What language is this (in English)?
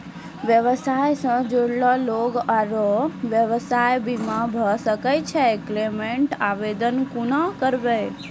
Maithili